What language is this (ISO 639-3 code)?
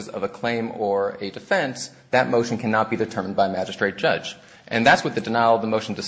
eng